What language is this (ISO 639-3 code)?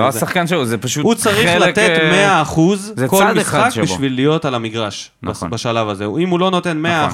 heb